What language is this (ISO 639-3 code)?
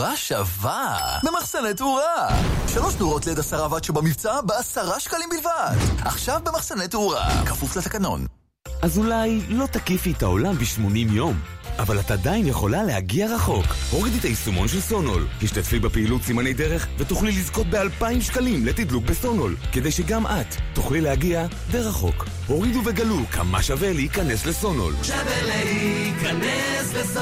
heb